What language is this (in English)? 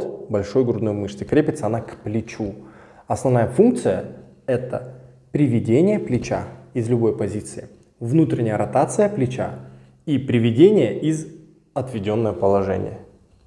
Russian